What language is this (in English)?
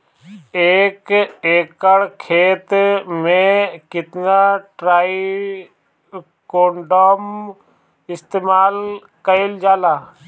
Bhojpuri